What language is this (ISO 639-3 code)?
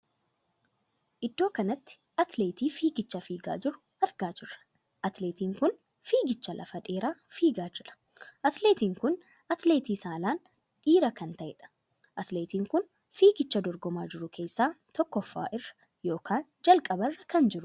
orm